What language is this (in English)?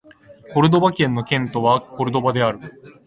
Japanese